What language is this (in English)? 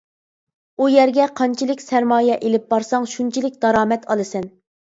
Uyghur